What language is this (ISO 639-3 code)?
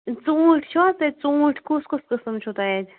kas